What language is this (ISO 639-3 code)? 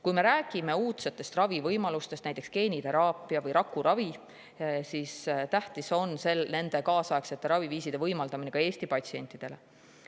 est